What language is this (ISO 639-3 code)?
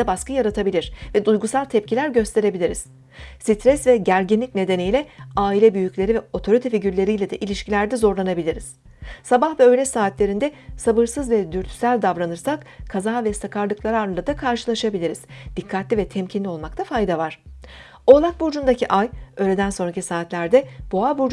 tur